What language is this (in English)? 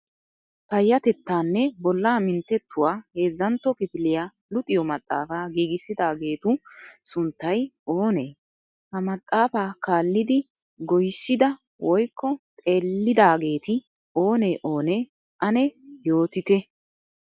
Wolaytta